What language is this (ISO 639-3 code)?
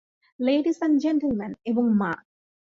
ben